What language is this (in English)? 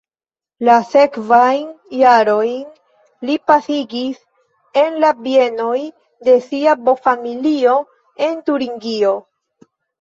Esperanto